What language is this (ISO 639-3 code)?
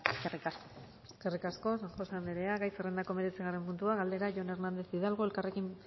eus